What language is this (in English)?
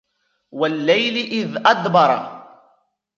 Arabic